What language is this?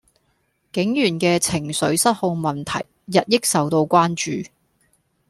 Cantonese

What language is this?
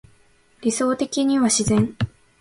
Japanese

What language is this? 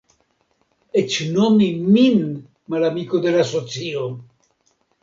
Esperanto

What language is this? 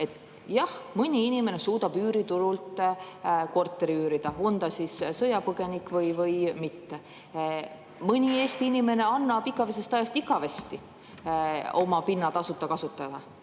Estonian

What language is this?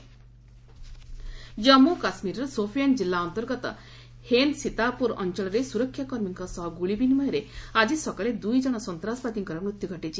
Odia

